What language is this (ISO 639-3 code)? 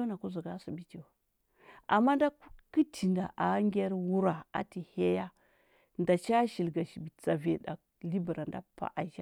hbb